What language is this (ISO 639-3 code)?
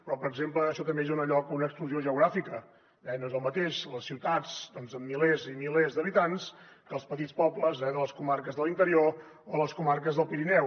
cat